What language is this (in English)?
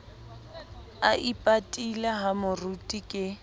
Southern Sotho